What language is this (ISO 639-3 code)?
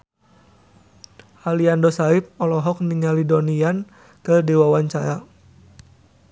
sun